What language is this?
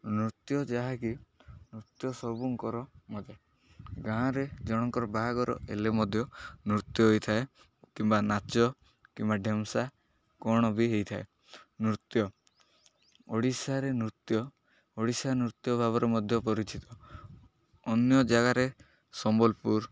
Odia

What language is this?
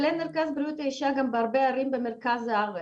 Hebrew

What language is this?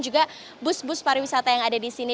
Indonesian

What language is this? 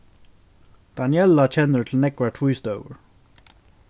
Faroese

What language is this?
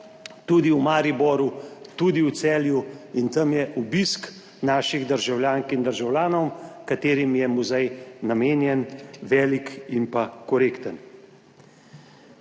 Slovenian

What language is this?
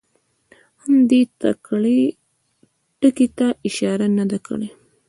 Pashto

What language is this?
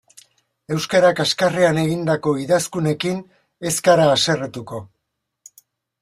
Basque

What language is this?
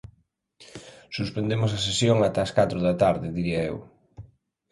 Galician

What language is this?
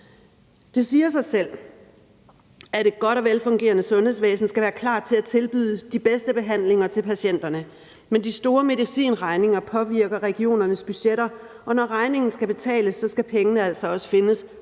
Danish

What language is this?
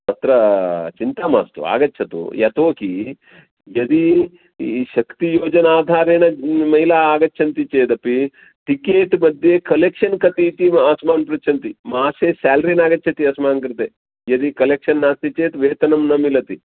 Sanskrit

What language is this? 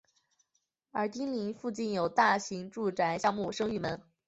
Chinese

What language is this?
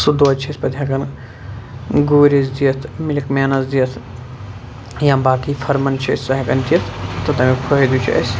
Kashmiri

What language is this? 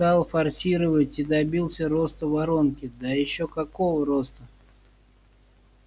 Russian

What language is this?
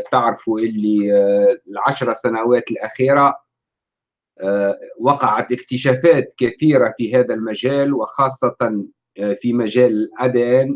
Arabic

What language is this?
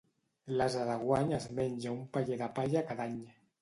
Catalan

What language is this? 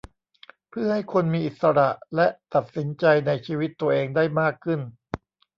Thai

